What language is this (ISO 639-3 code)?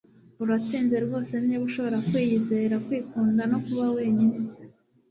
kin